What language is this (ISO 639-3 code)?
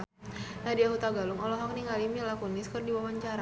sun